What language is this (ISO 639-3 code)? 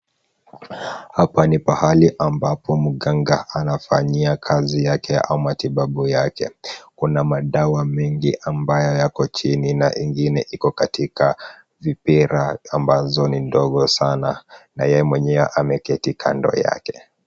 swa